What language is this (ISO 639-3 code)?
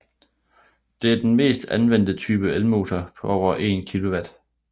dan